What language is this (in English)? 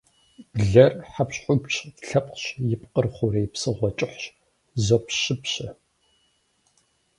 Kabardian